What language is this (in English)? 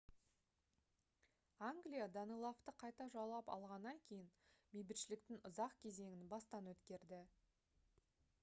Kazakh